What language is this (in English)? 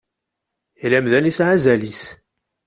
Kabyle